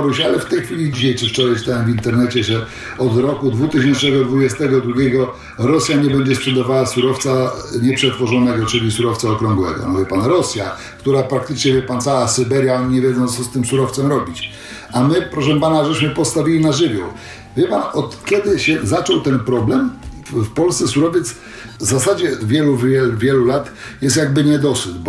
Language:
Polish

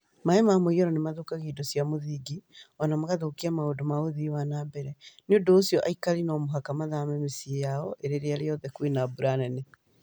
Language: Kikuyu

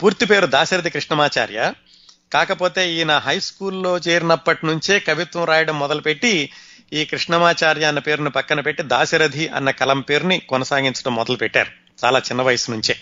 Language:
Telugu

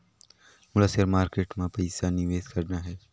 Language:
Chhattisgarhi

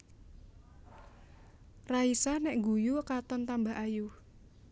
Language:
Javanese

